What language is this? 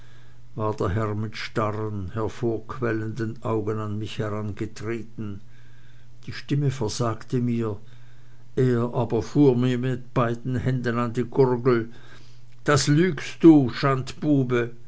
German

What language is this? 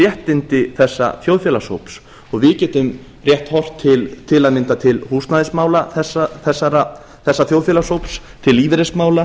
Icelandic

